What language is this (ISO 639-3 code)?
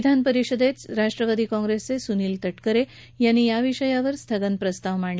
mar